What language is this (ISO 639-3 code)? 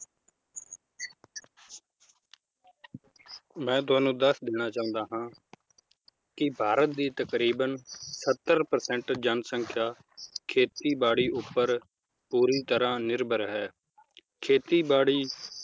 pan